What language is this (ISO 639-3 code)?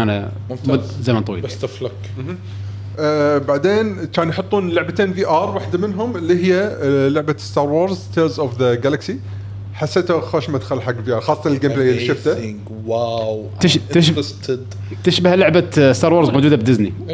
ara